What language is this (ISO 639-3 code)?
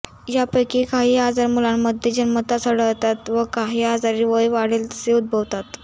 mar